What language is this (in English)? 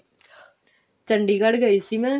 Punjabi